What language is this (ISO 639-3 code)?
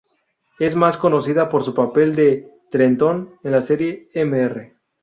spa